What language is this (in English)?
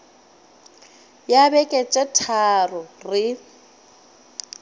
Northern Sotho